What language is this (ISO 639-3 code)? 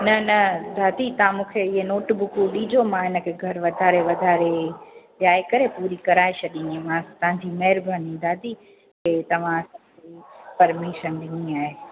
snd